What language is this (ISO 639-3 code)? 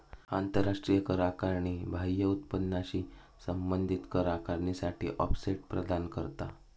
mar